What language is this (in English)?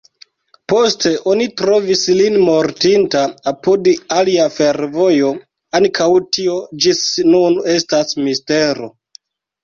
Esperanto